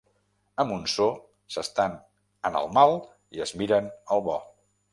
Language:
Catalan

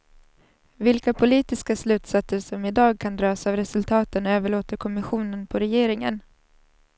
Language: Swedish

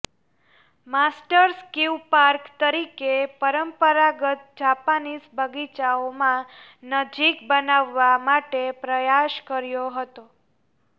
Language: Gujarati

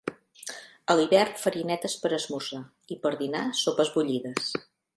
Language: Catalan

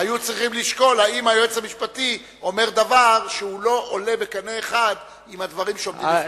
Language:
Hebrew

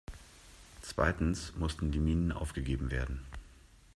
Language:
German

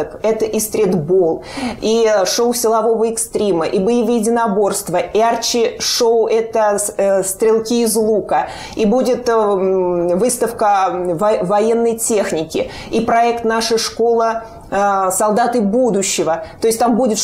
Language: Russian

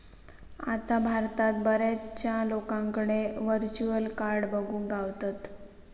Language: Marathi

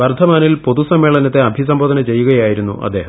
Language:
Malayalam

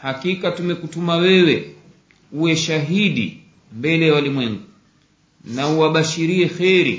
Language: Swahili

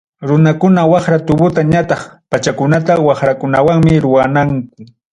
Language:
Ayacucho Quechua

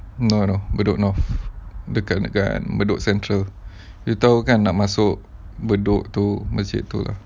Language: English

